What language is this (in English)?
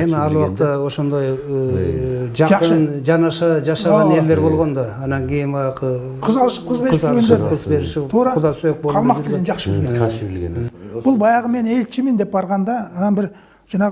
Turkish